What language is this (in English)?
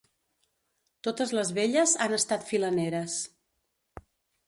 Catalan